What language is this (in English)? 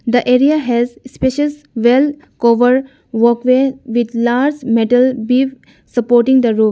English